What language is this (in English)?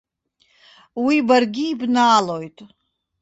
Abkhazian